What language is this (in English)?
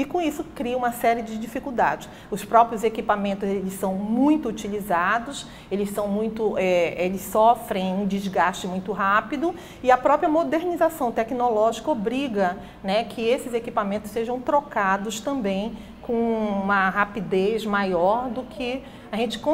Portuguese